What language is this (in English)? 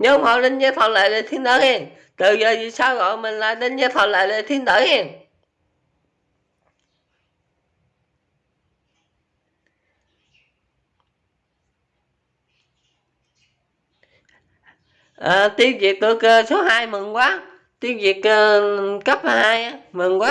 Vietnamese